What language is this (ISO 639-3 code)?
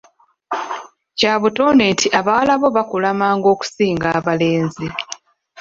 lug